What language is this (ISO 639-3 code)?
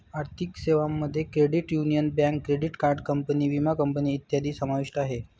mar